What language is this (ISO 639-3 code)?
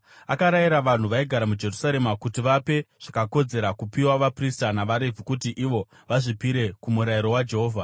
sna